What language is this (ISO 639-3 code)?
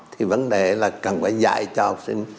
vie